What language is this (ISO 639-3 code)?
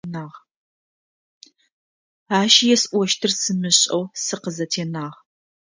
ady